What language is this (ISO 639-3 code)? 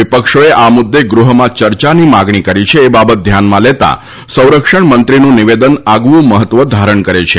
guj